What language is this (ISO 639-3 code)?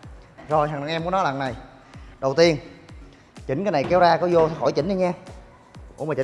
vie